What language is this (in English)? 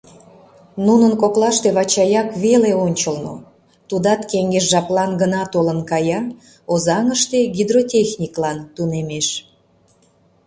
Mari